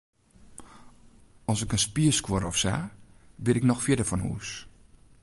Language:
Western Frisian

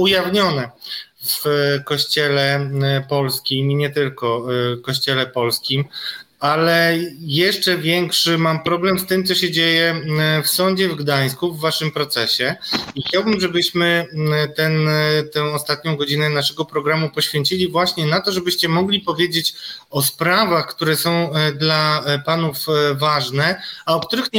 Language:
Polish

